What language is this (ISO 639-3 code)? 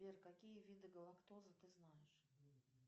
rus